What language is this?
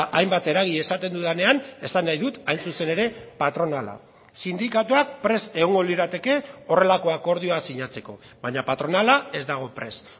Basque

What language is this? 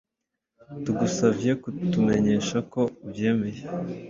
Kinyarwanda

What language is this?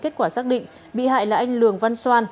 Vietnamese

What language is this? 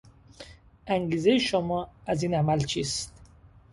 Persian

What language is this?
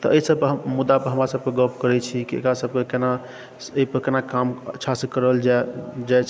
Maithili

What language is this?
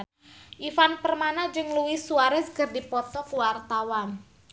Sundanese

